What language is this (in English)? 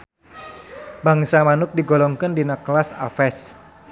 Sundanese